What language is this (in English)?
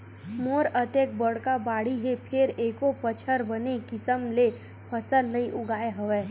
Chhattisgarhi